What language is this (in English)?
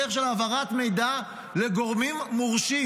Hebrew